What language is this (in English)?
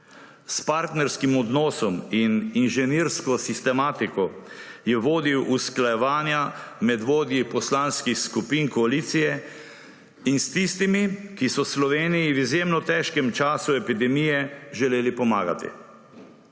Slovenian